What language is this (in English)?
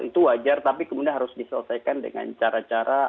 Indonesian